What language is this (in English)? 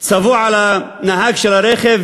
Hebrew